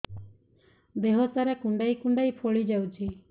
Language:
Odia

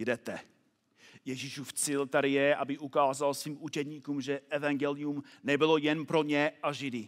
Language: Czech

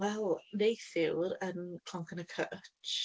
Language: Welsh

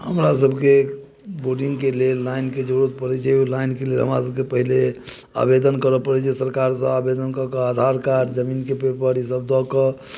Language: Maithili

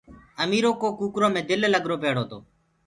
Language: Gurgula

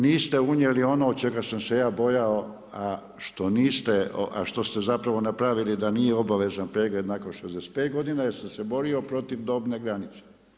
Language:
Croatian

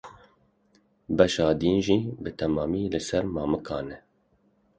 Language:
Kurdish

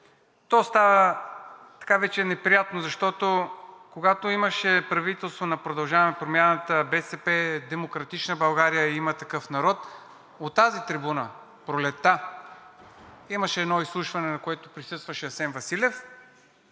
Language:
Bulgarian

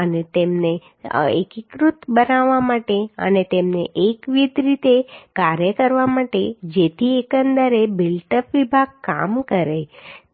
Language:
Gujarati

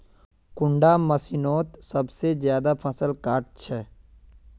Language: Magahi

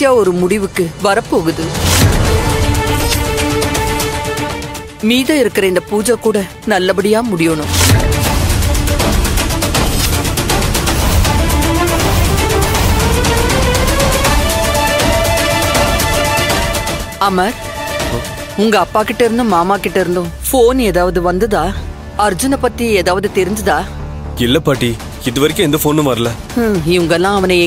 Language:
Arabic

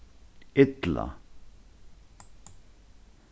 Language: Faroese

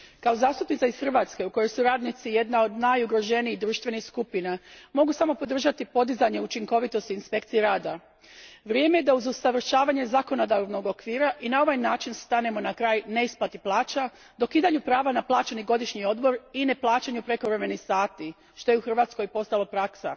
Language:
Croatian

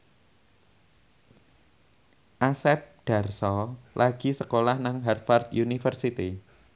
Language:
Javanese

